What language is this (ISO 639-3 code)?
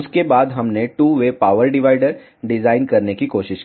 hin